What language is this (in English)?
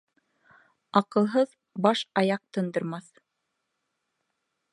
Bashkir